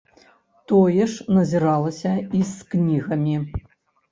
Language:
Belarusian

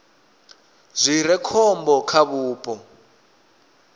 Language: Venda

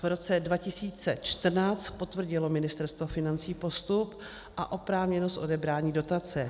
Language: Czech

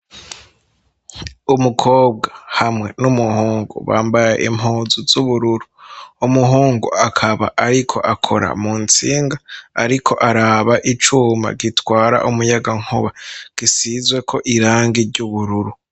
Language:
Rundi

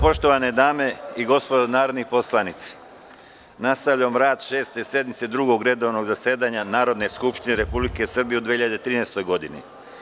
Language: Serbian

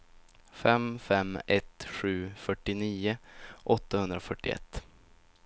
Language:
Swedish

